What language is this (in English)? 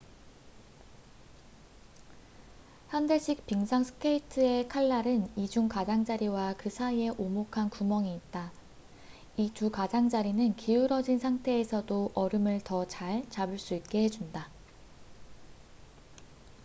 Korean